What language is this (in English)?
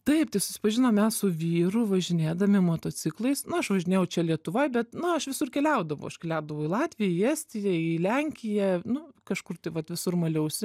Lithuanian